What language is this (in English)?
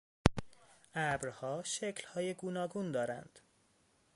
Persian